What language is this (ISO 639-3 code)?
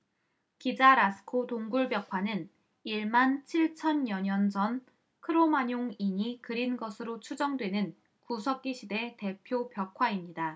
kor